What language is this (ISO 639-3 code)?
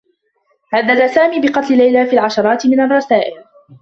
ara